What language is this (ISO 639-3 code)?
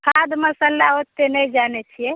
mai